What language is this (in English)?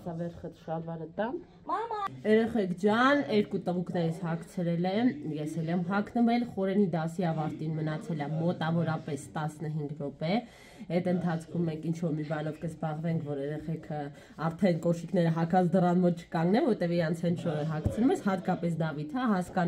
Romanian